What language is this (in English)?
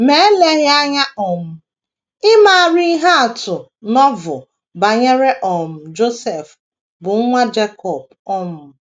Igbo